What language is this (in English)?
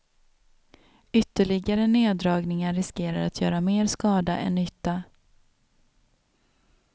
Swedish